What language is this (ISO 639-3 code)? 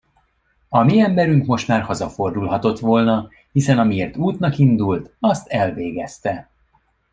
hun